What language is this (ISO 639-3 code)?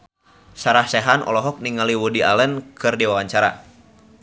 sun